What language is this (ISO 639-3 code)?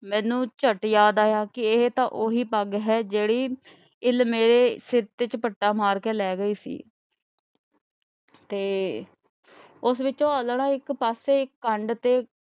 pan